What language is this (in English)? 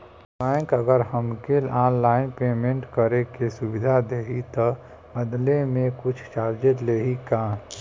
Bhojpuri